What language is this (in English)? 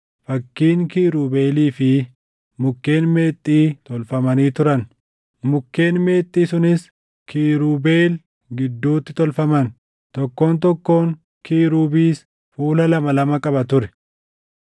Oromo